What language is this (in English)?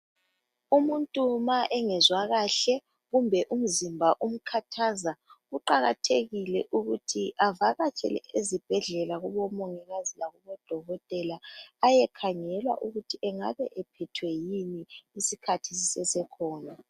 North Ndebele